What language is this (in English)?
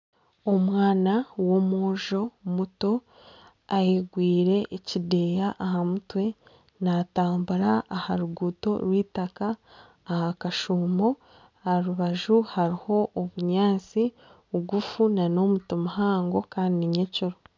Nyankole